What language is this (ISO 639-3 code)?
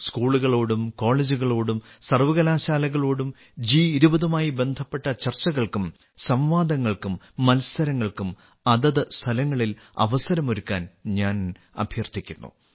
mal